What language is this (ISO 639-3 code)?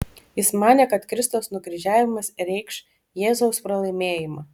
lit